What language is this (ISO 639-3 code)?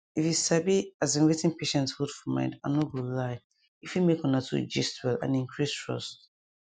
pcm